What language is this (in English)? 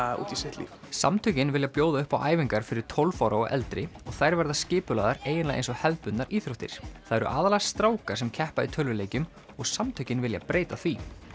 Icelandic